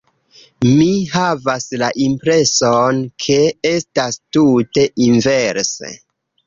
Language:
Esperanto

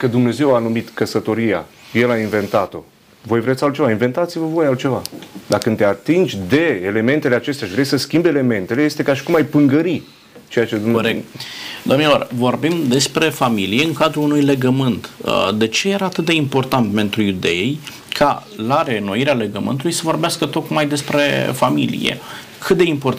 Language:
Romanian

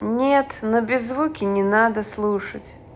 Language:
Russian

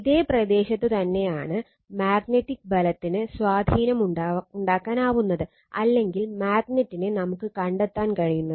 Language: Malayalam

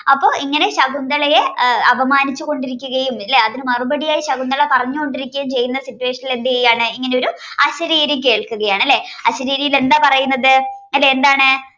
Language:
Malayalam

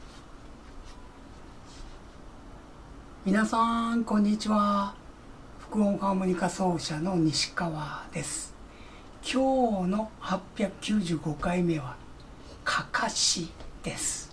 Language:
Japanese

